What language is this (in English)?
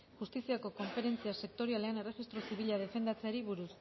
Basque